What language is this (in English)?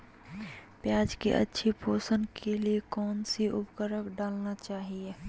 Magahi